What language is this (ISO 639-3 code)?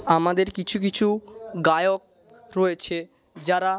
ben